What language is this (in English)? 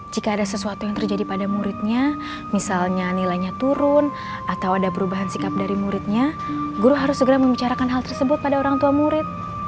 Indonesian